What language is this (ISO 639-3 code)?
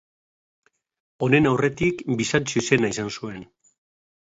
eus